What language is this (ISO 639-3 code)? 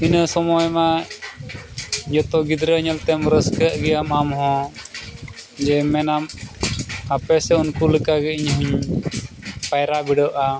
sat